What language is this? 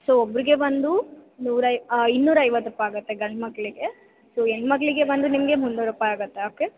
Kannada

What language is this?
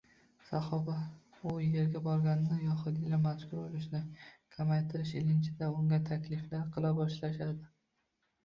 Uzbek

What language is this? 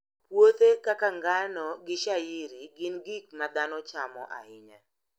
Luo (Kenya and Tanzania)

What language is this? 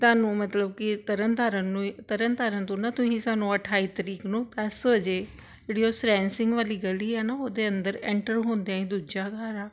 Punjabi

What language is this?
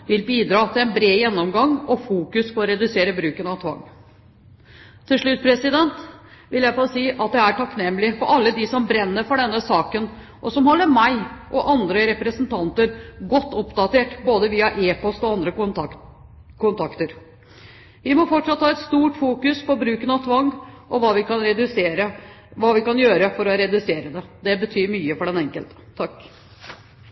Norwegian Bokmål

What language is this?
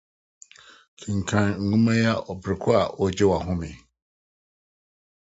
Akan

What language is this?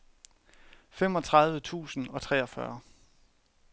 Danish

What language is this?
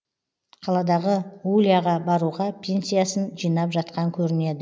Kazakh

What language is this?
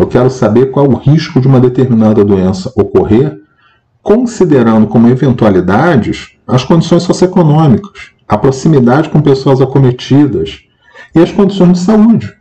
Portuguese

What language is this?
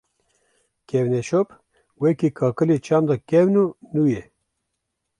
Kurdish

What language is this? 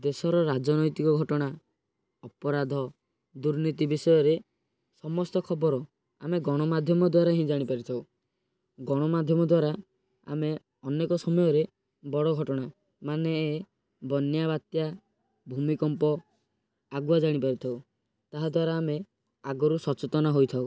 Odia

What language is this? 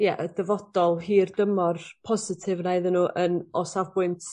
Welsh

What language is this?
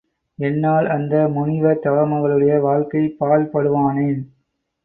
Tamil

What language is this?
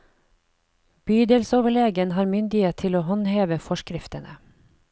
Norwegian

